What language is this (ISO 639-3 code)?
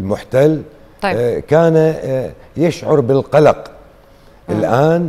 ara